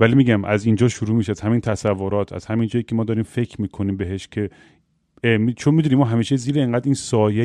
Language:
Persian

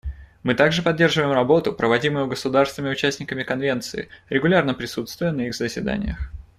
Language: Russian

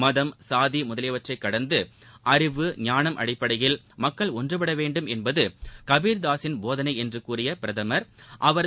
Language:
Tamil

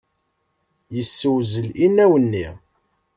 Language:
Kabyle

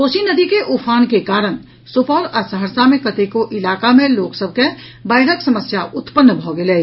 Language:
Maithili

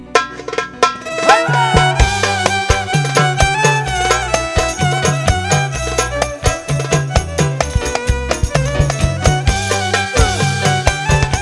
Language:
Indonesian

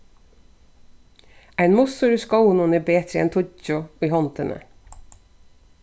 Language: Faroese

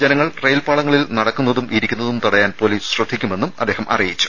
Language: Malayalam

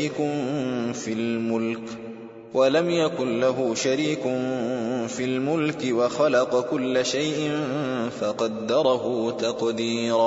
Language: Arabic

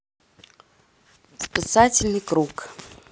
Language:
Russian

